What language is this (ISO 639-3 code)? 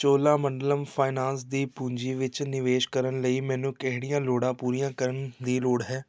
pan